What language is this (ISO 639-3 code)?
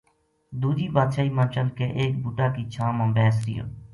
gju